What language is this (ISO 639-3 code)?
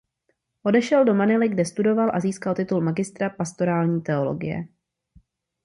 ces